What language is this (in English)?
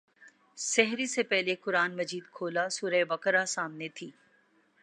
Urdu